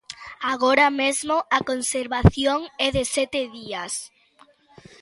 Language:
Galician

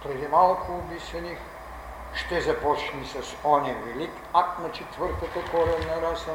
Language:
Bulgarian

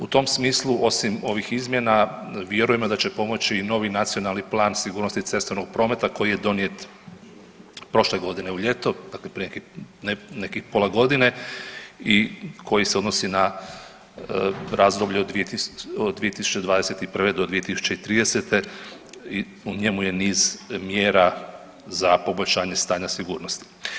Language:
Croatian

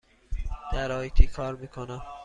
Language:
Persian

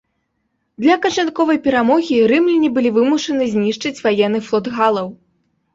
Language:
Belarusian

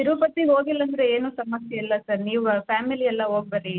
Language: Kannada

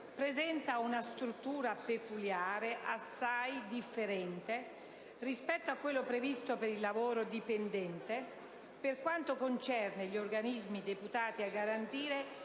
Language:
Italian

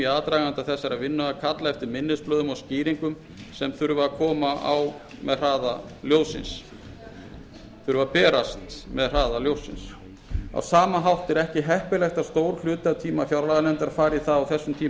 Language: Icelandic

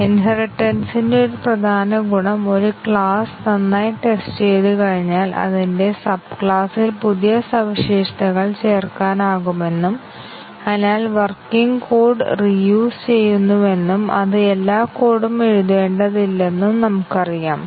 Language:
Malayalam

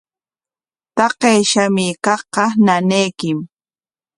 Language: Corongo Ancash Quechua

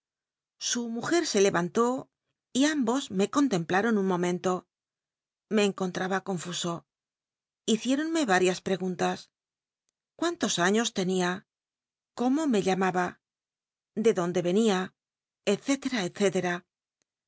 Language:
Spanish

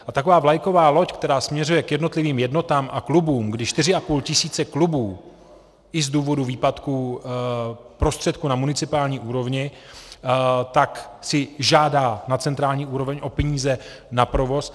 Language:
Czech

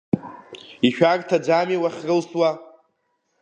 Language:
Abkhazian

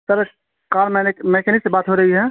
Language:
Urdu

